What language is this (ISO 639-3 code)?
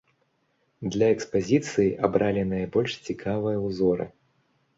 bel